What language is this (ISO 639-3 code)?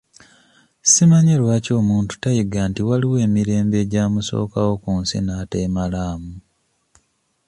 lug